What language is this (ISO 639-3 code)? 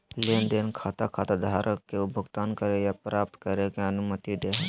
mag